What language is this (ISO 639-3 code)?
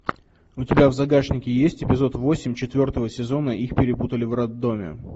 rus